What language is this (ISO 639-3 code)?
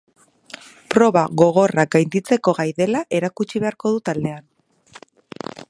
eus